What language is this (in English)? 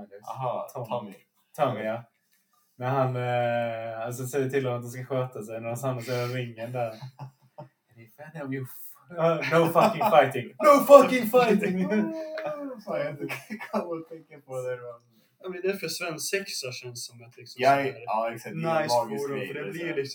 Swedish